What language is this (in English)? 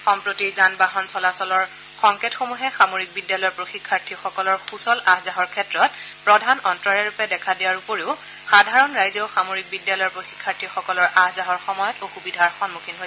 Assamese